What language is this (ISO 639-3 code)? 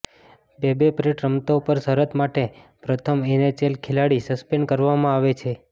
guj